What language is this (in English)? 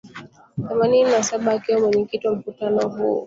Swahili